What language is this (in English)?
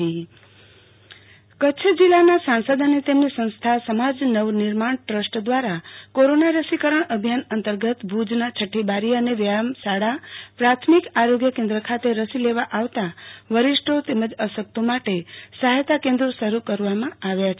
Gujarati